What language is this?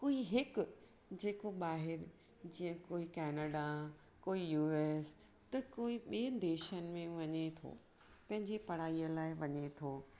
Sindhi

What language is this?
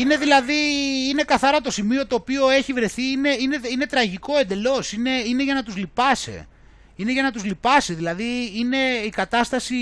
Greek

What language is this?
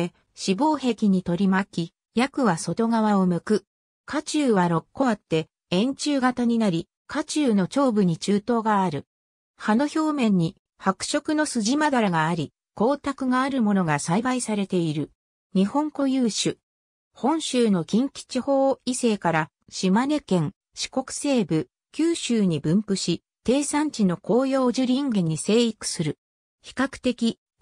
Japanese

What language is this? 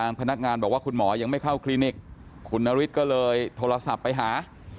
Thai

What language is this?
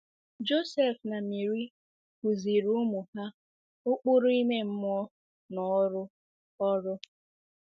Igbo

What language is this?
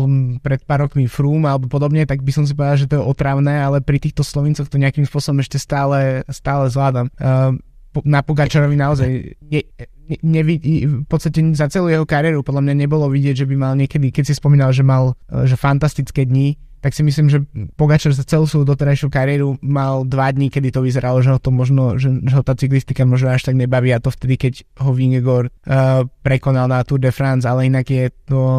Slovak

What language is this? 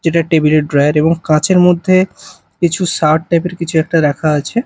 Bangla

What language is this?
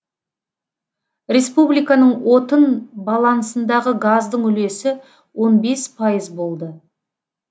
Kazakh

